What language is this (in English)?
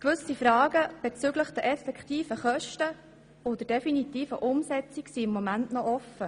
Swiss German